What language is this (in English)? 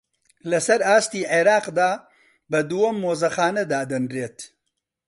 Central Kurdish